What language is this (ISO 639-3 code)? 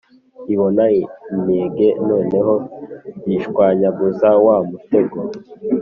kin